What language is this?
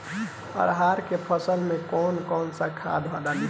Bhojpuri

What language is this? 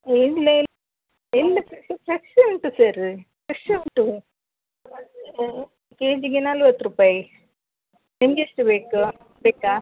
Kannada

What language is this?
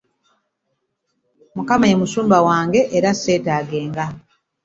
Ganda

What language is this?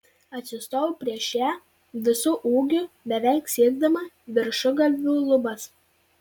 Lithuanian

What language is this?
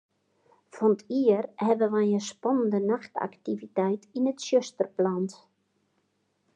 Western Frisian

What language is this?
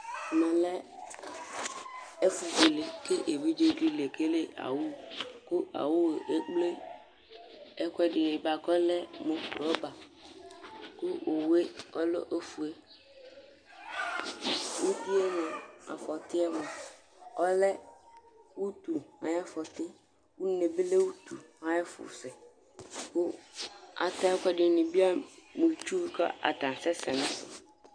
Ikposo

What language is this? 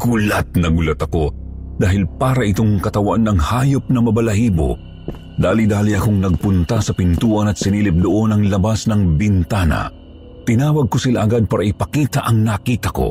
Filipino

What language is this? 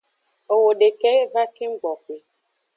Aja (Benin)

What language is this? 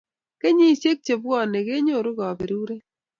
Kalenjin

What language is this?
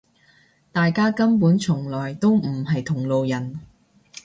Cantonese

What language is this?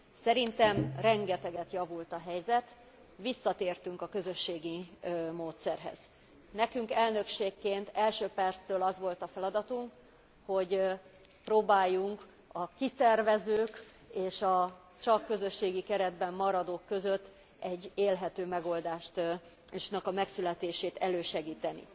Hungarian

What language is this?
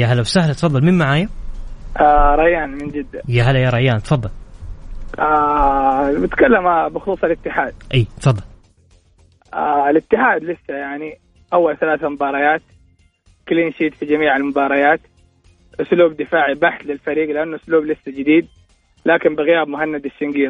Arabic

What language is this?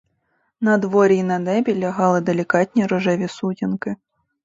Ukrainian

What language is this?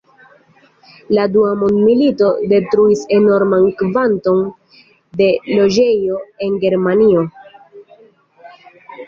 Esperanto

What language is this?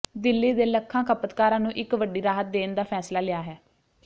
Punjabi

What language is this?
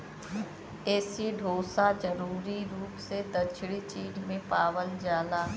Bhojpuri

